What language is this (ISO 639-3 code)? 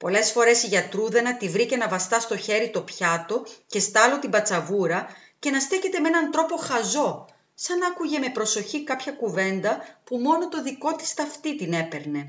ell